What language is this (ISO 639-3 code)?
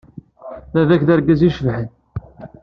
kab